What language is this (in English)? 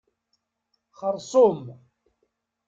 Kabyle